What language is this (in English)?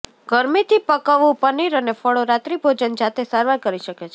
Gujarati